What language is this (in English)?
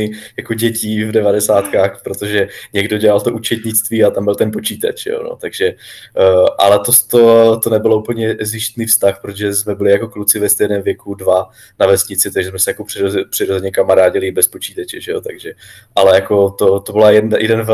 Czech